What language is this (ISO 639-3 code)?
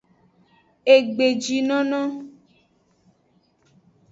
ajg